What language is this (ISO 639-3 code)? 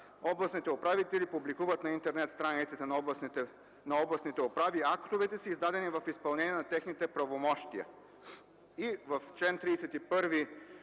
bul